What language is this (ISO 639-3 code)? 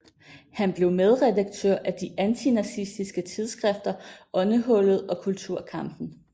dan